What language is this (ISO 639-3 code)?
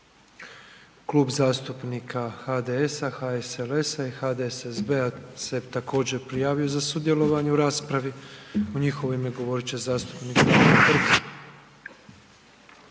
hrv